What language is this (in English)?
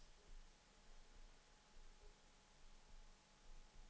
Danish